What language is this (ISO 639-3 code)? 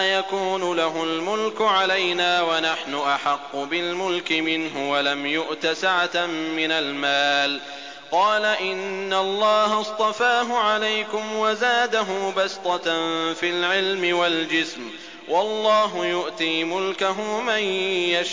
ara